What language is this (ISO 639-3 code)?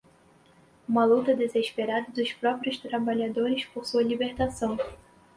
por